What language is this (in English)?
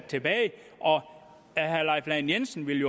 Danish